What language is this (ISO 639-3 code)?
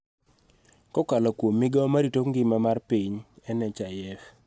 luo